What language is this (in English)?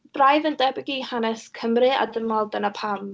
Welsh